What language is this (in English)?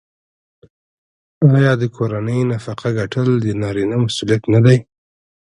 Pashto